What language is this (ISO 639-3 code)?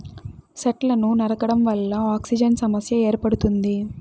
tel